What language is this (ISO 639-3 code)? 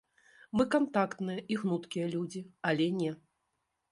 bel